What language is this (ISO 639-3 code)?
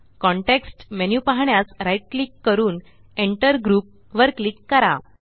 mar